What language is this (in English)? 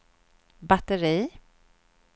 Swedish